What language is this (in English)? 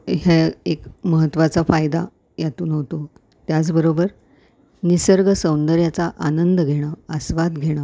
Marathi